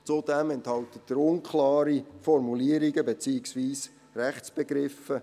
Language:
Swiss German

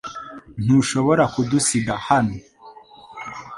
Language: Kinyarwanda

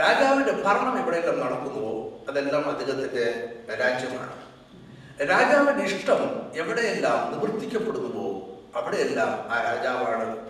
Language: Malayalam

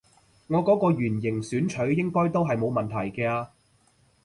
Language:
Cantonese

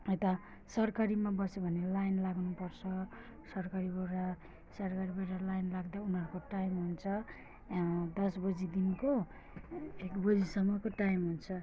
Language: Nepali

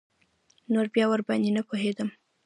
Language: Pashto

